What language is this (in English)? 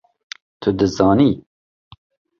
Kurdish